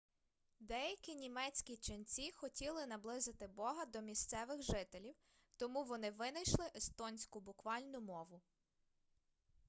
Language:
Ukrainian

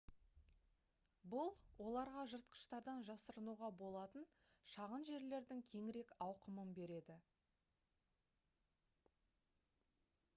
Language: Kazakh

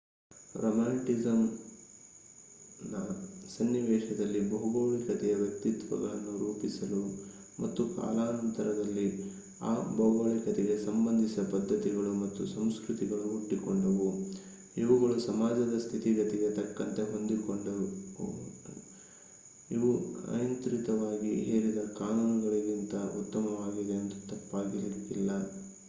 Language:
Kannada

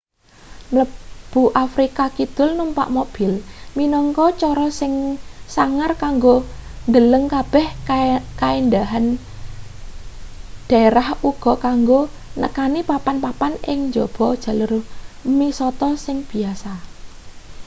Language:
Javanese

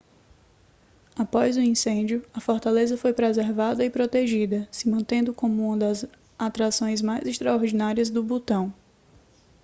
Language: Portuguese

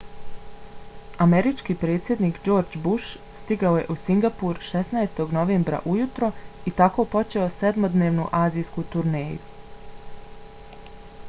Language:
Bosnian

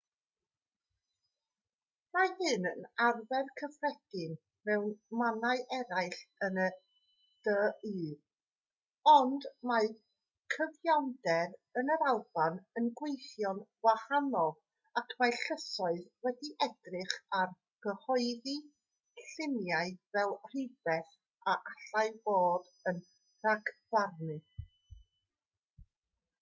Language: Welsh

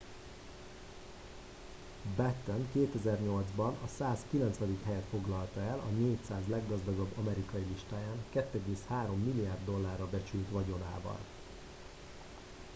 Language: Hungarian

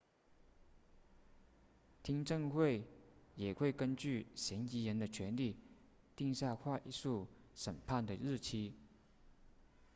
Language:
Chinese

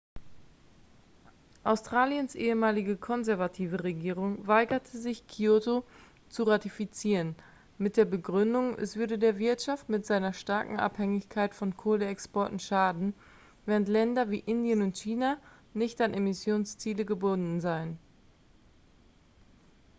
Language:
German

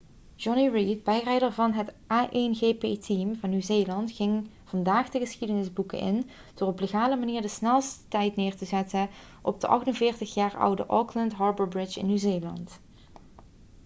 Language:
Dutch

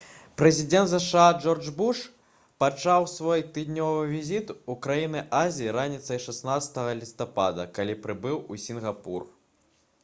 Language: Belarusian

